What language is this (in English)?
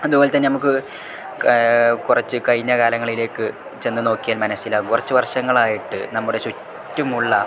Malayalam